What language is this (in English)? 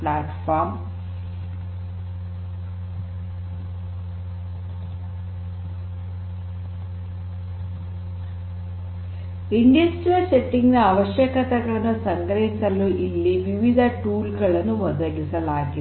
Kannada